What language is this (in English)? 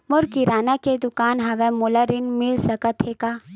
Chhattisgarhi